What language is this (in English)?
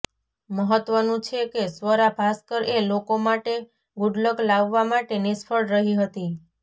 Gujarati